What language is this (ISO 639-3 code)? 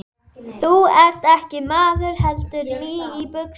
isl